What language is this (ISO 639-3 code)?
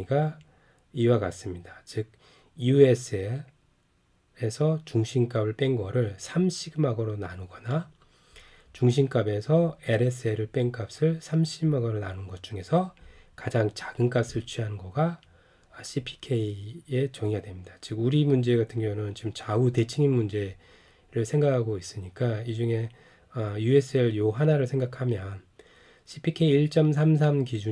kor